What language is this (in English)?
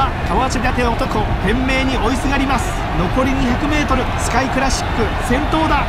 Japanese